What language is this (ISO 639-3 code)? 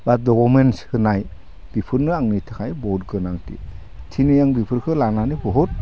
brx